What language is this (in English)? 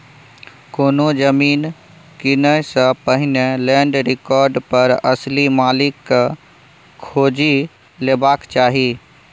Maithili